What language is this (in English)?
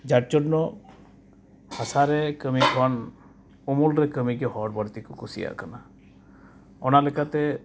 Santali